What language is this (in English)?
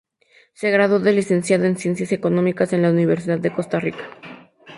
Spanish